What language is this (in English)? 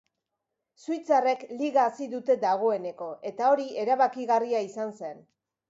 Basque